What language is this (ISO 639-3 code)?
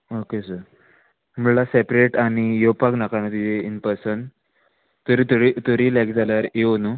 kok